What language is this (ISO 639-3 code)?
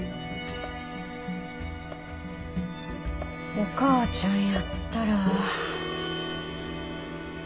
jpn